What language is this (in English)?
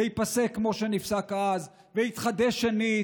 Hebrew